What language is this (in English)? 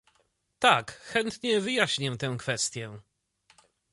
Polish